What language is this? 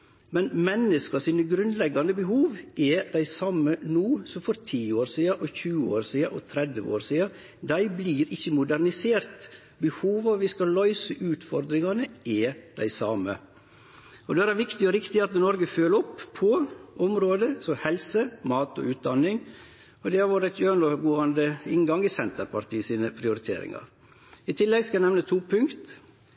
Norwegian Nynorsk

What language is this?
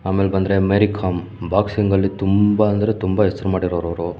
Kannada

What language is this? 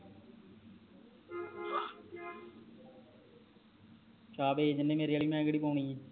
Punjabi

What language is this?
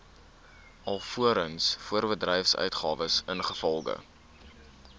Afrikaans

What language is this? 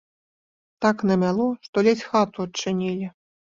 Belarusian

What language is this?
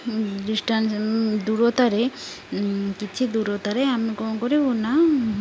Odia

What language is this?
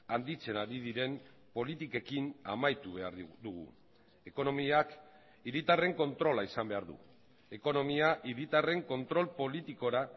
Basque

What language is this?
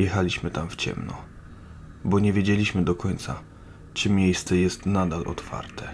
Polish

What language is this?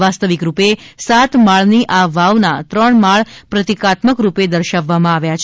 Gujarati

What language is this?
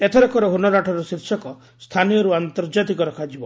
Odia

